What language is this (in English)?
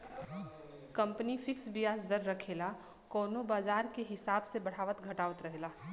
Bhojpuri